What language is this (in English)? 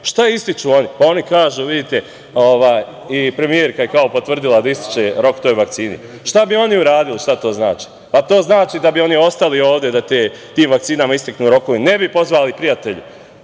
Serbian